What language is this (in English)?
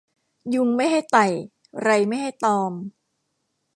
Thai